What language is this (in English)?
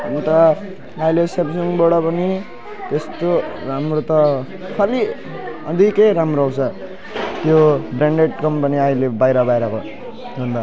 Nepali